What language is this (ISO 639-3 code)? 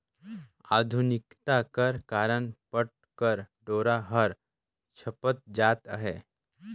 hne